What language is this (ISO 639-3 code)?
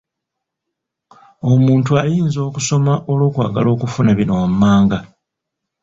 lug